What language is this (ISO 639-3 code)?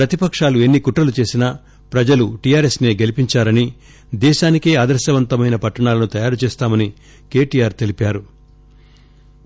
tel